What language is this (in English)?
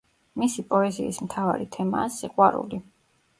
Georgian